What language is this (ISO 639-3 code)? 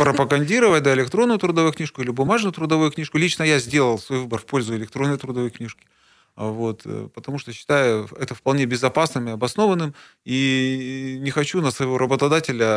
rus